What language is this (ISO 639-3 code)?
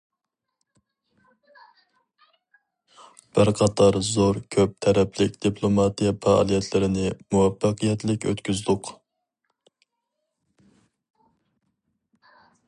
uig